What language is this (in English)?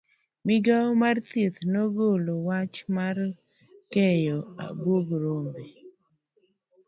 Luo (Kenya and Tanzania)